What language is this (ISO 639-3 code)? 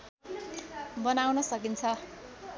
nep